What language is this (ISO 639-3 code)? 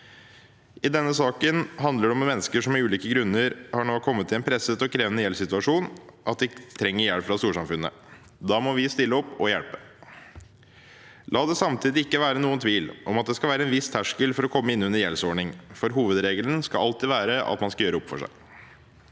nor